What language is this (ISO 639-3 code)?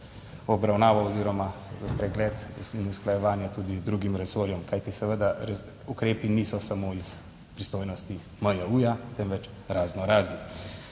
slv